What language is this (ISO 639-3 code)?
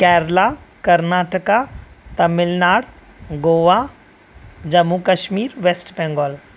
snd